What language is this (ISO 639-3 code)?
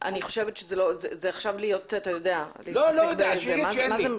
heb